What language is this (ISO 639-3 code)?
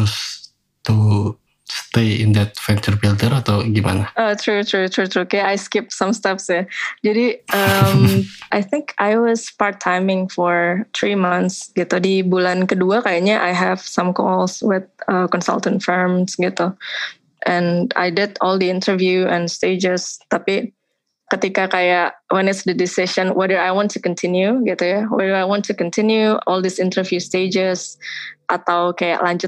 ind